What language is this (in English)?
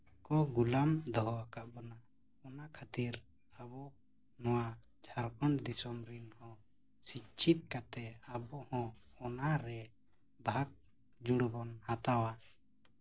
Santali